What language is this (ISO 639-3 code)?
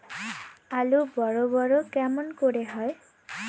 ben